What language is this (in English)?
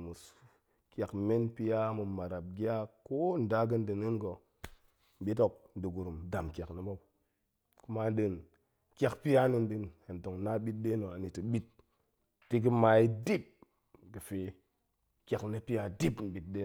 Goemai